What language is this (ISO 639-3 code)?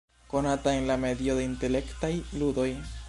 epo